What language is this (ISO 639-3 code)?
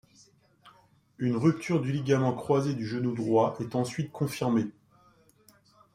fra